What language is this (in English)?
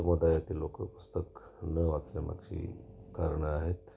Marathi